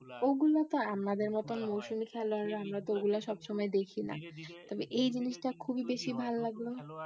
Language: Bangla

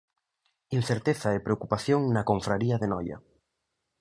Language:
Galician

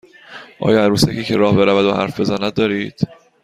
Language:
Persian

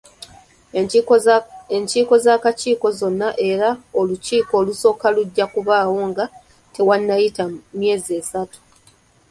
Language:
Ganda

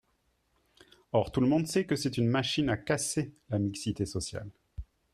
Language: French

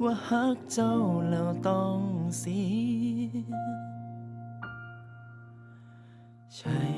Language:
Thai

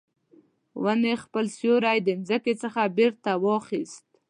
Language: Pashto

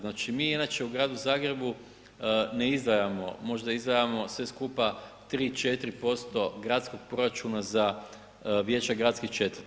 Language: Croatian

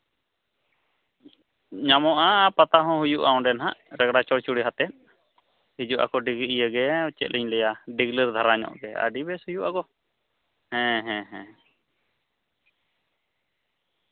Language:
Santali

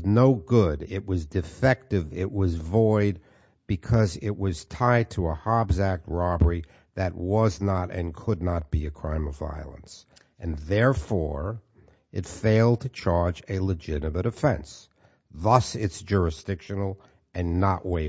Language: English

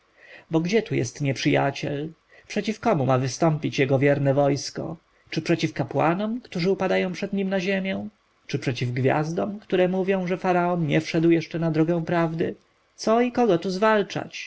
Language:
Polish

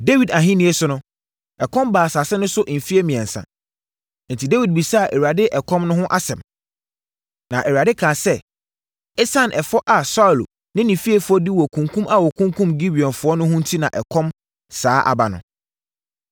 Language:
Akan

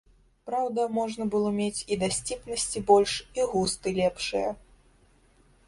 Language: Belarusian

